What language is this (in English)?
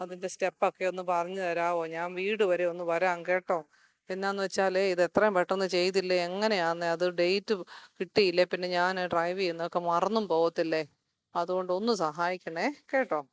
Malayalam